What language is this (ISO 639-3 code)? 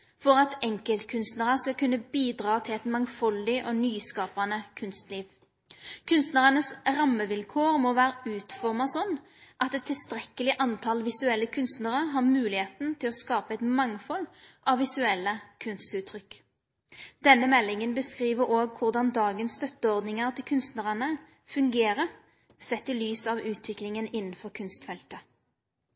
nno